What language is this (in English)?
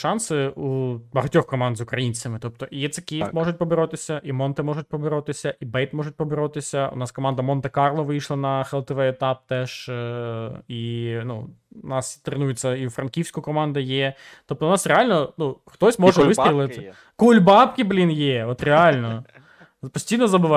Ukrainian